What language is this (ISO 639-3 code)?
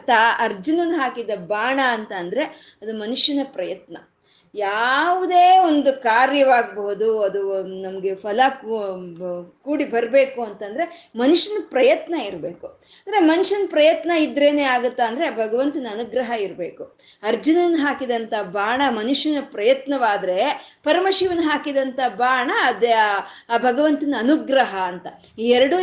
kan